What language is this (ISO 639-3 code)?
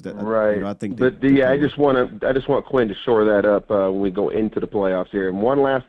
eng